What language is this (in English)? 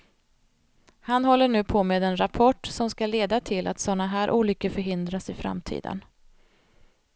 Swedish